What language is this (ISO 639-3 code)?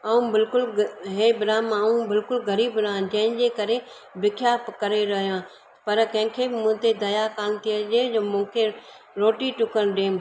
snd